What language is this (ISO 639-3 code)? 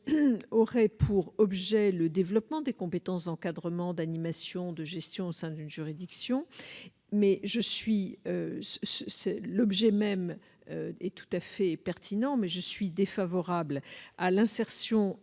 fra